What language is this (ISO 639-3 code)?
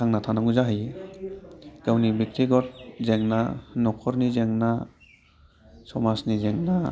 brx